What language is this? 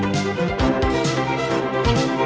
Vietnamese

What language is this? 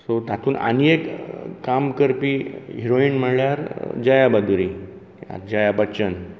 Konkani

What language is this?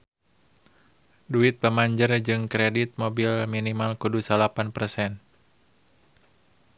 Sundanese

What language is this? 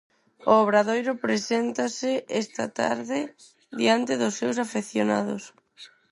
Galician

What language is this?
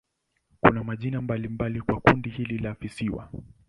Swahili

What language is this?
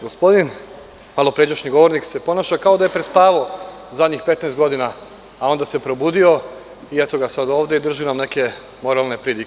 Serbian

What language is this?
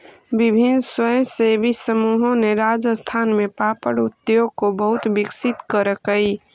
Magahi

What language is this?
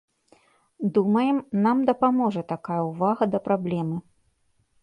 Belarusian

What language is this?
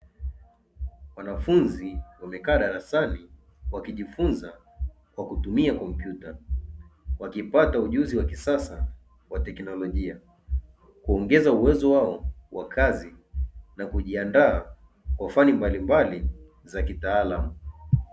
Swahili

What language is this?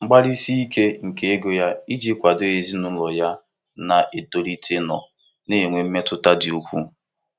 Igbo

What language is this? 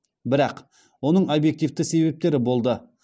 Kazakh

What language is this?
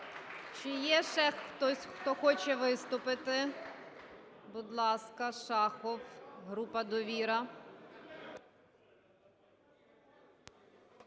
Ukrainian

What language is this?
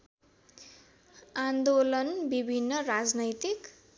Nepali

